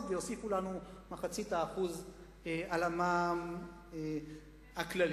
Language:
Hebrew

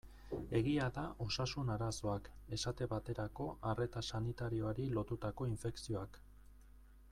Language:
Basque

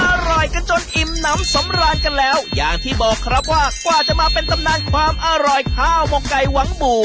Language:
Thai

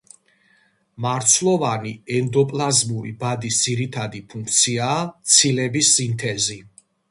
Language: Georgian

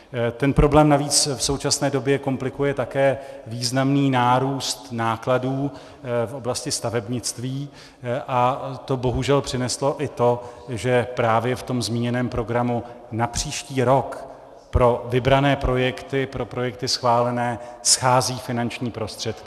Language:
Czech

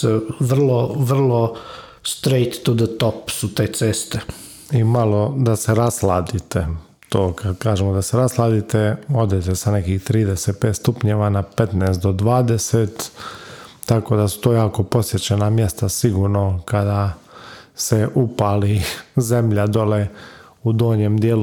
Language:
Croatian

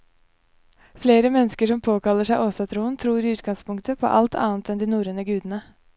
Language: Norwegian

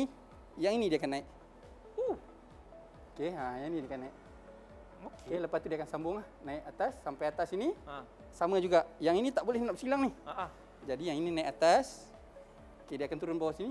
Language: Malay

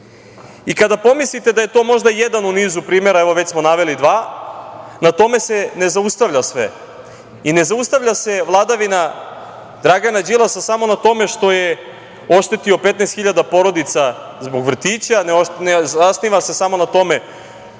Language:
Serbian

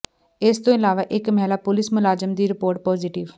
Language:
Punjabi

